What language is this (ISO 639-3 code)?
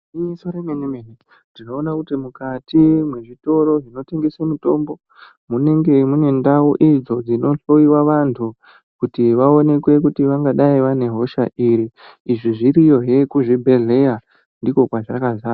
ndc